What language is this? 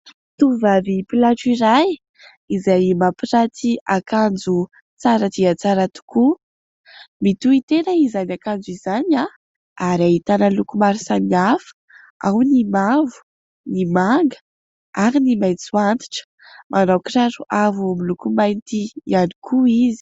Malagasy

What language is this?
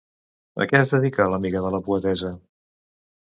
Catalan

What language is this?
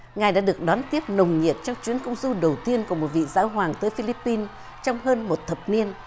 Vietnamese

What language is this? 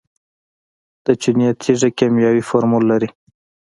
Pashto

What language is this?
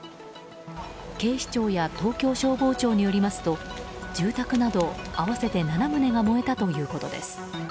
Japanese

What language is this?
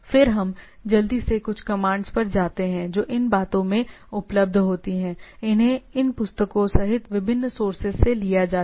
Hindi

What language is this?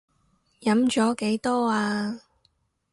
Cantonese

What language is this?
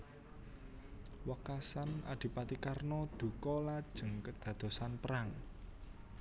Javanese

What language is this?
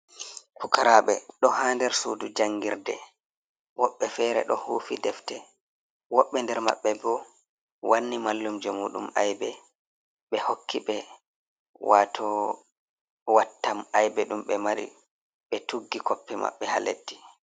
Fula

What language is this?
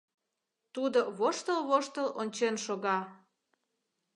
Mari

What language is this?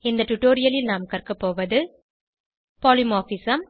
Tamil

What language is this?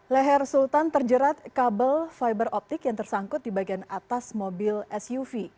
Indonesian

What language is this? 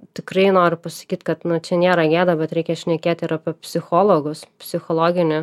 Lithuanian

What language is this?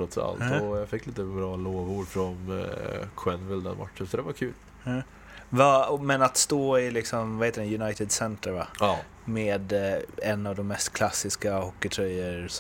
Swedish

